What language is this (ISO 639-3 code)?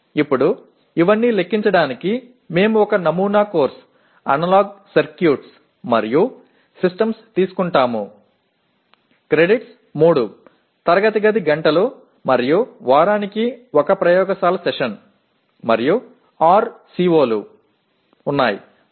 tam